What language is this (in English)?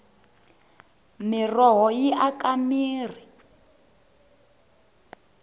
Tsonga